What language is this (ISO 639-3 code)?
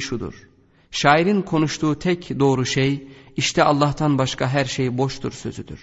tur